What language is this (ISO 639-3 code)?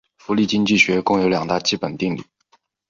zho